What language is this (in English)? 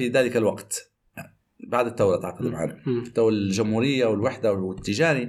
Arabic